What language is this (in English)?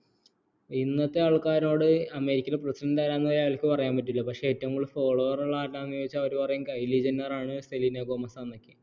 Malayalam